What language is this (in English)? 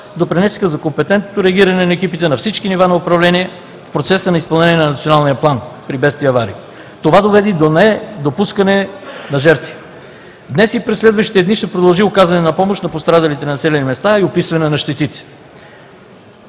Bulgarian